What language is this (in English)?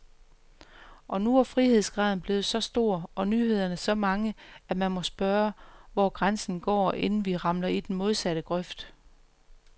Danish